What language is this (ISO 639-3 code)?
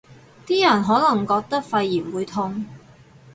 yue